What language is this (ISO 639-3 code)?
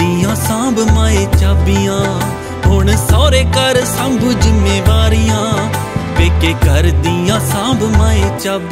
hin